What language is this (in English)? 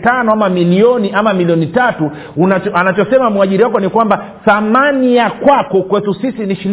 Swahili